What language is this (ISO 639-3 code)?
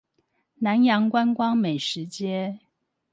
zho